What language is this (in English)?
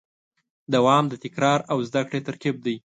Pashto